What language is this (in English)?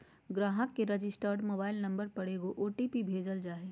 Magahi